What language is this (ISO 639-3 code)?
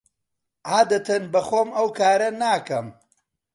ckb